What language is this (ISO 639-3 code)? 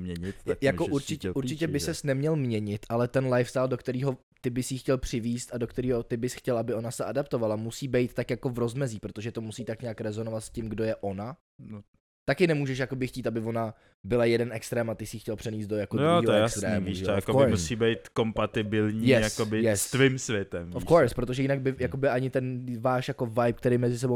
ces